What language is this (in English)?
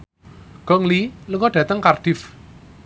Javanese